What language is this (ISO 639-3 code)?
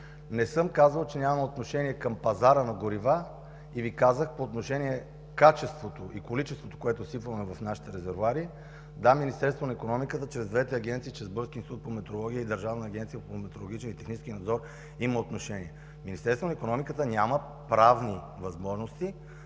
bul